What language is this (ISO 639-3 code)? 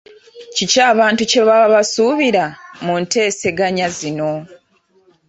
lug